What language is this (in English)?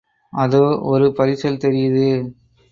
Tamil